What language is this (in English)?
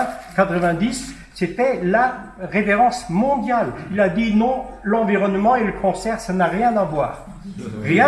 French